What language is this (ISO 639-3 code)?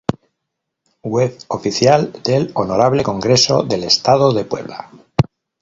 spa